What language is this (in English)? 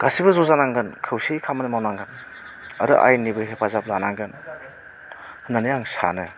Bodo